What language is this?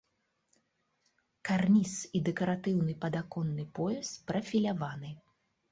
Belarusian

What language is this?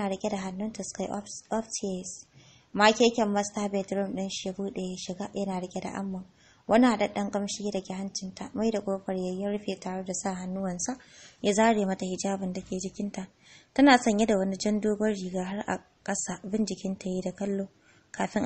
Arabic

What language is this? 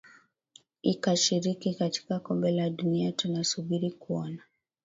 Swahili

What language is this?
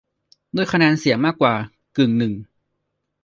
Thai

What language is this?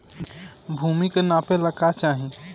Bhojpuri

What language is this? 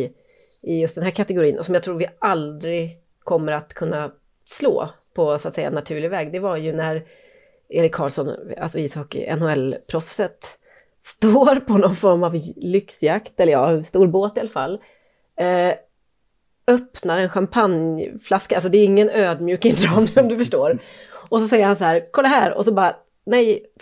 Swedish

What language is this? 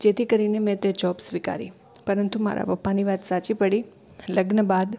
Gujarati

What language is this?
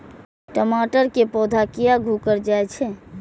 Maithili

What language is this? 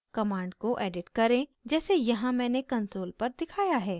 Hindi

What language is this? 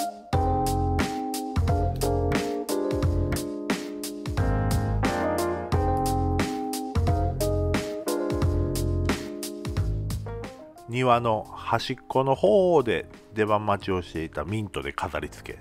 Japanese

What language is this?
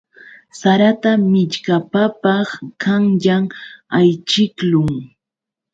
Yauyos Quechua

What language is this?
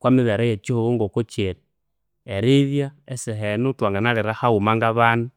Konzo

